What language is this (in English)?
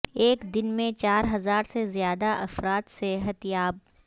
Urdu